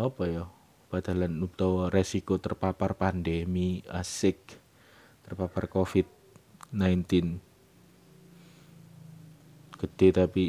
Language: Indonesian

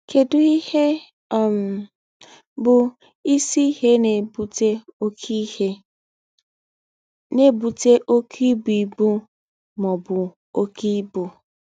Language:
Igbo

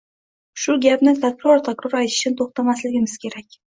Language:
Uzbek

